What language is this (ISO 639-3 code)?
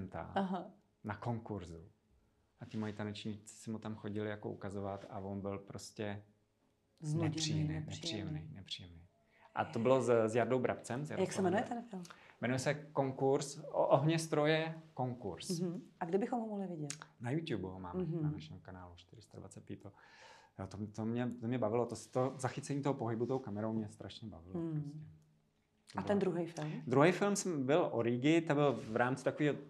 ces